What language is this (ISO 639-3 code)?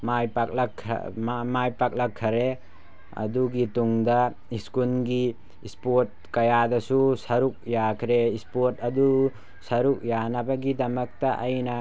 mni